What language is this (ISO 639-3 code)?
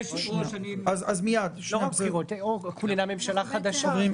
heb